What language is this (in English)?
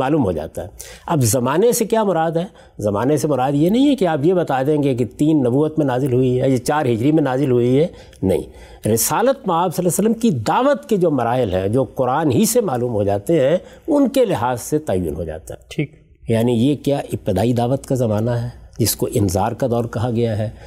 Urdu